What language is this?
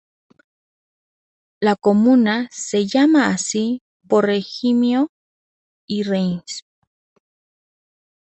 Spanish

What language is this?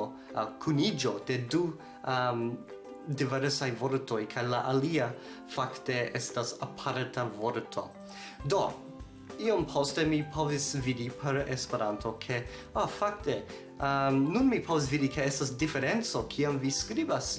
Esperanto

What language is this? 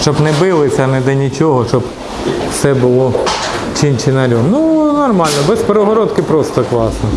Russian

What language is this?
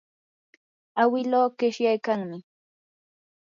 Yanahuanca Pasco Quechua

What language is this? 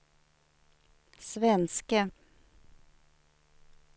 Swedish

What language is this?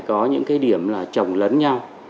Vietnamese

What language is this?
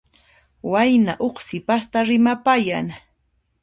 Puno Quechua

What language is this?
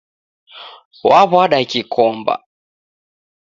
Taita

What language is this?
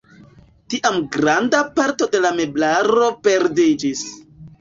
Esperanto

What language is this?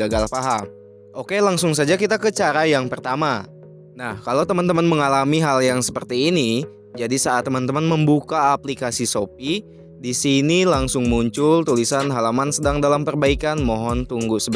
Indonesian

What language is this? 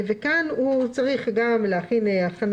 Hebrew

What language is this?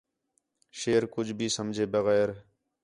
Khetrani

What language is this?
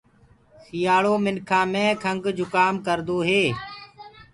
Gurgula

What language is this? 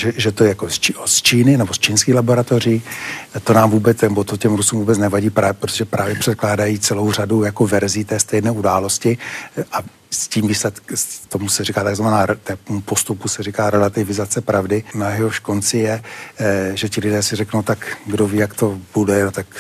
Czech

